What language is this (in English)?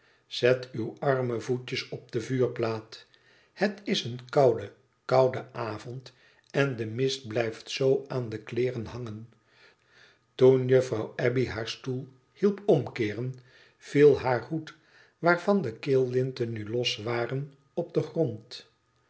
Dutch